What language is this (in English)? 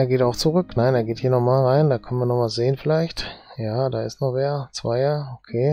German